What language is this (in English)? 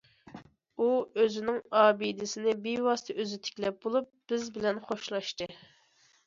Uyghur